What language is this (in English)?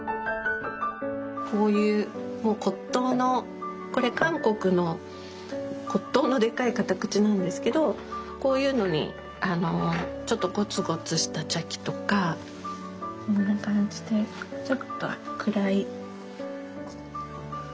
Japanese